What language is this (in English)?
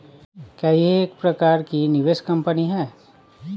Hindi